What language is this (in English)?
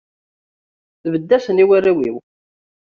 Kabyle